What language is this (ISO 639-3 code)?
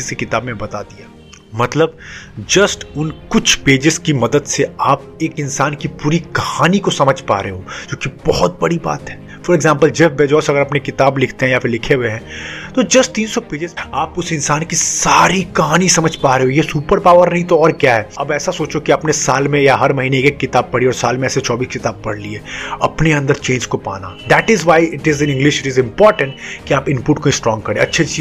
hin